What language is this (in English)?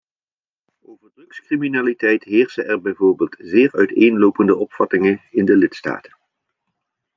Dutch